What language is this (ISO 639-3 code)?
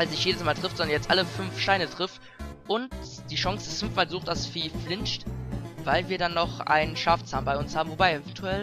deu